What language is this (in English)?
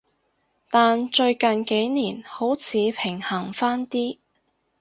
Cantonese